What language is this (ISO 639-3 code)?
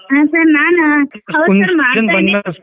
kan